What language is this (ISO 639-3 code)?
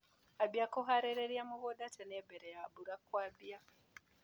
kik